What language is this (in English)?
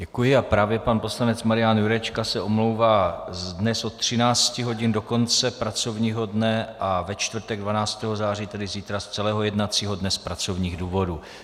Czech